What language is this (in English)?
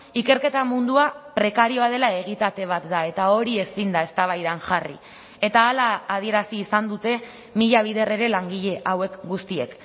Basque